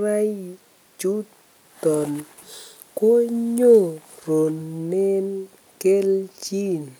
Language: Kalenjin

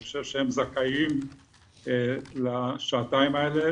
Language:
Hebrew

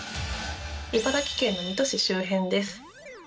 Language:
Japanese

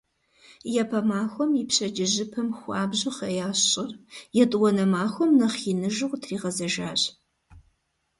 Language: Kabardian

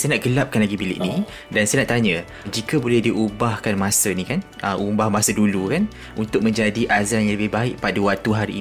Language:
Malay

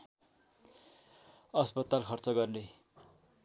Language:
Nepali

